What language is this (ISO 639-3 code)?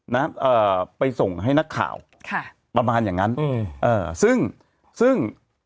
tha